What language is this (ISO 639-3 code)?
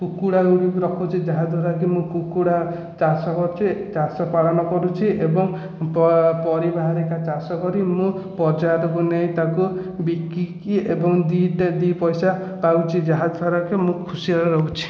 ori